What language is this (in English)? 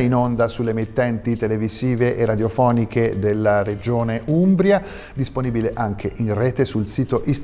Italian